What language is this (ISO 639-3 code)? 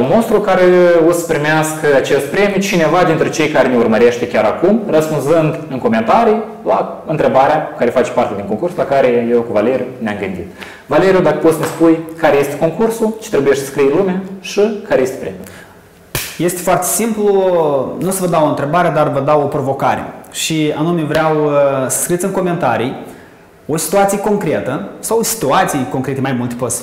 ron